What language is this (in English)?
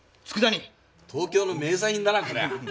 Japanese